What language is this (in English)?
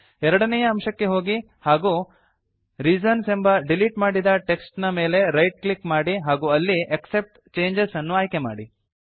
Kannada